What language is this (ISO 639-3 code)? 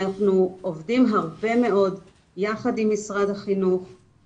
heb